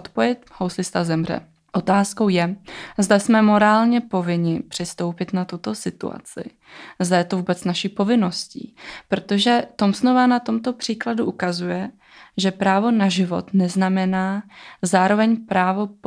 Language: Czech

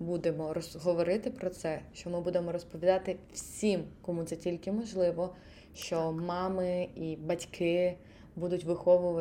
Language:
Ukrainian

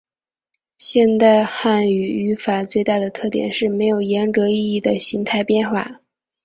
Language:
Chinese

